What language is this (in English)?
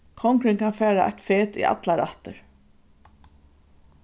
Faroese